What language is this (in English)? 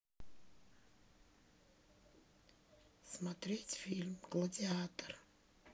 Russian